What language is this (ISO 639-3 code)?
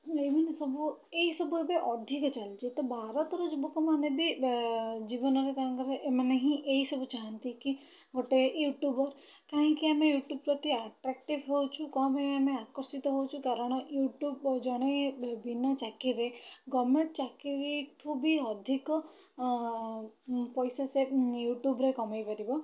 ori